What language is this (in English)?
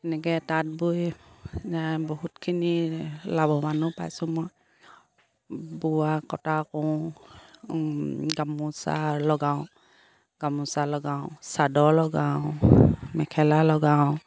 Assamese